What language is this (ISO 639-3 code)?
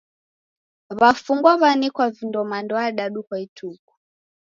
dav